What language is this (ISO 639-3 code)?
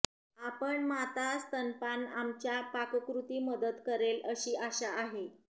mar